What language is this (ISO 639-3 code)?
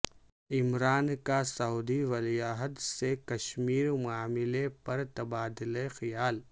urd